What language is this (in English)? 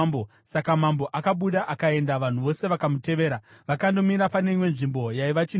Shona